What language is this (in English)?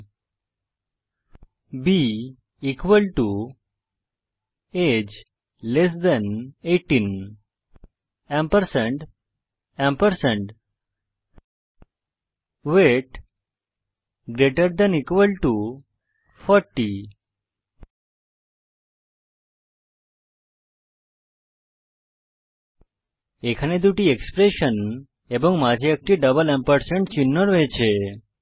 Bangla